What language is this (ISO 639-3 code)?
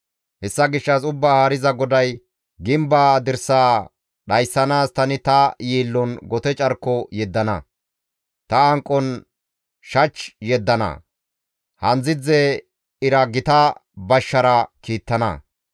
gmv